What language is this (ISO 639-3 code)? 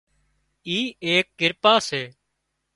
kxp